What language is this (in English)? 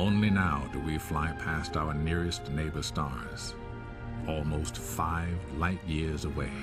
Swedish